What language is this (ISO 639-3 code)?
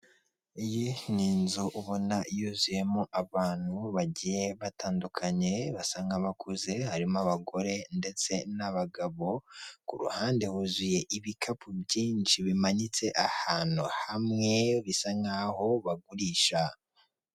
kin